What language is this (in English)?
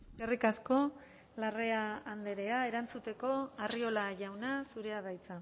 Basque